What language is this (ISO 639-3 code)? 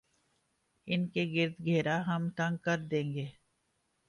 urd